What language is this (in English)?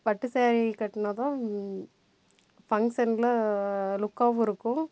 Tamil